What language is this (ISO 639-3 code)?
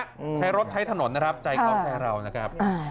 tha